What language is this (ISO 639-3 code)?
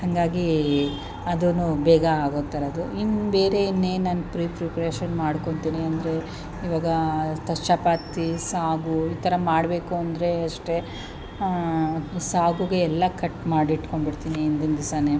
kan